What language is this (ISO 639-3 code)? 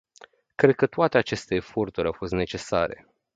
ron